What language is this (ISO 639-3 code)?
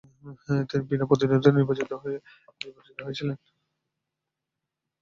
ben